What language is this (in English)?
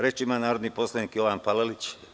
Serbian